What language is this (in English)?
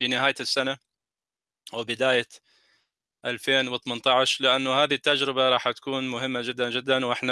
Arabic